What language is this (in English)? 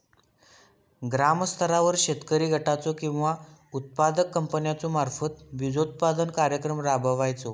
Marathi